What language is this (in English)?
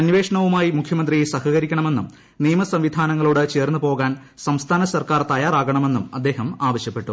Malayalam